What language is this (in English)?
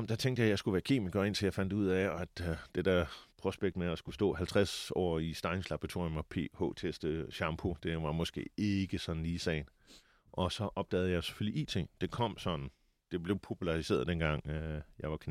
Danish